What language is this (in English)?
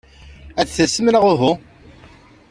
Kabyle